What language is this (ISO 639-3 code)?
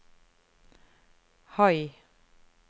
nor